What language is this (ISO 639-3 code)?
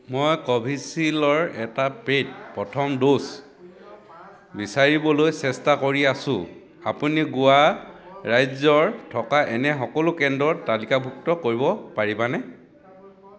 asm